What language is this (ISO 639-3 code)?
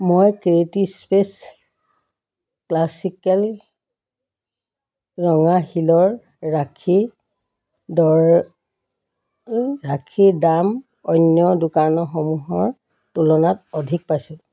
asm